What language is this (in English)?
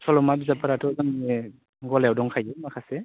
Bodo